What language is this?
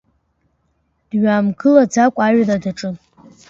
Abkhazian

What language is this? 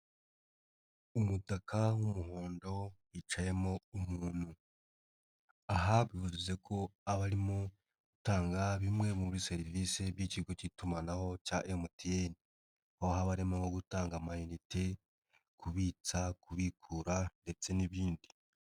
Kinyarwanda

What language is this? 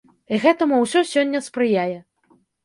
Belarusian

